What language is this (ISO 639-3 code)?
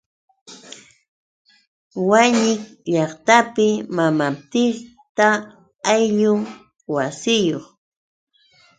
qux